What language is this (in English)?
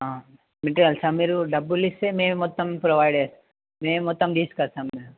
Telugu